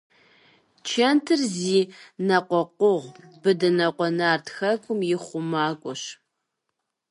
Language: Kabardian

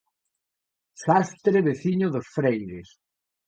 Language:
Galician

